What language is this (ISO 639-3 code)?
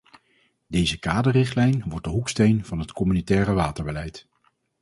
nld